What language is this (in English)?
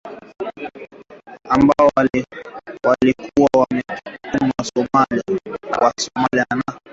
Swahili